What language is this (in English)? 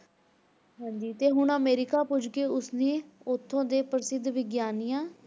Punjabi